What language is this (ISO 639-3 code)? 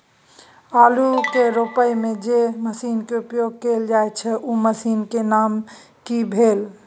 mai